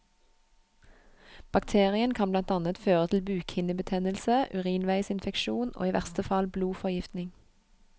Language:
Norwegian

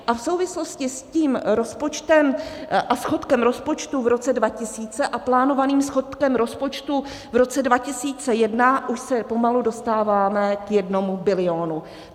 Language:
Czech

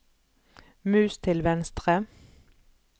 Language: Norwegian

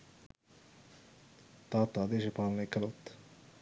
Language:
Sinhala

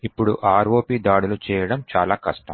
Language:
Telugu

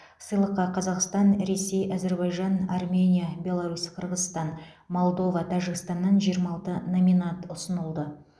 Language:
Kazakh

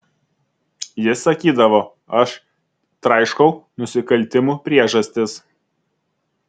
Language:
Lithuanian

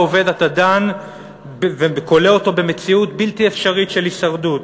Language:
Hebrew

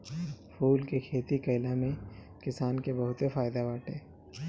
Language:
Bhojpuri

